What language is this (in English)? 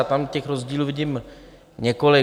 Czech